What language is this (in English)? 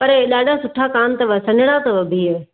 Sindhi